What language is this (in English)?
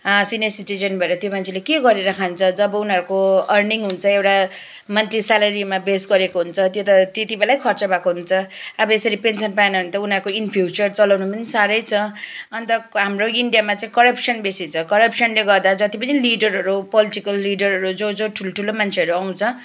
Nepali